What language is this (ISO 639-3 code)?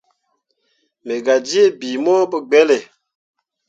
mua